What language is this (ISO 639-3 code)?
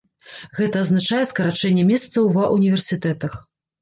bel